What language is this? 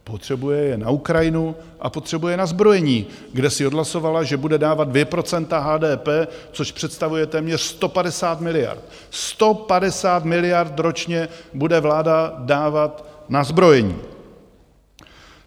Czech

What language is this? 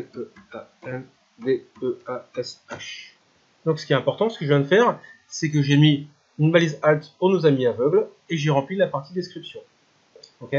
French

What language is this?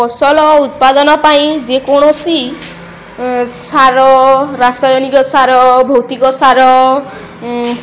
Odia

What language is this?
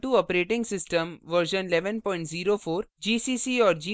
Hindi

